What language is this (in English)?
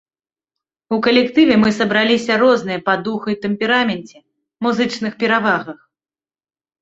Belarusian